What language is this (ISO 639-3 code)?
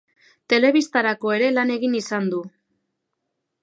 eus